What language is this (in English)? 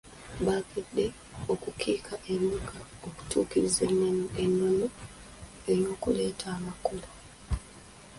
Ganda